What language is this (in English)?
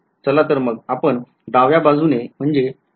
Marathi